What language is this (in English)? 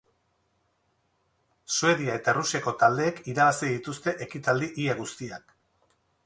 Basque